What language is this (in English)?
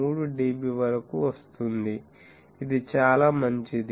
Telugu